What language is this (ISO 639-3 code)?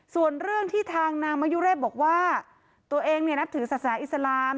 tha